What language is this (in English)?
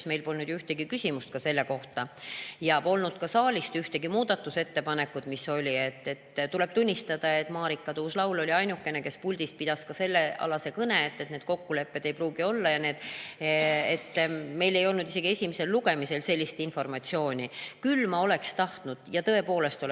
Estonian